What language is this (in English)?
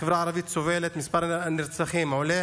Hebrew